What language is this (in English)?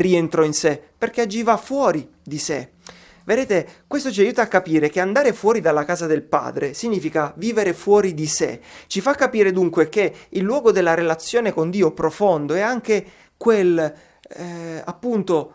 Italian